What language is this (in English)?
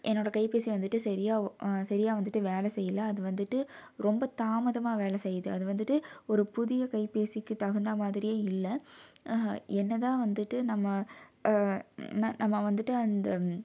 Tamil